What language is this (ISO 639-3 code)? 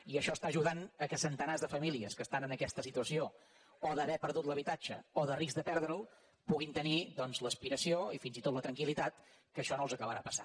cat